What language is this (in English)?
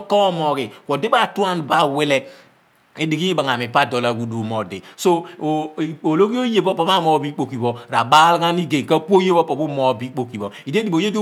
Abua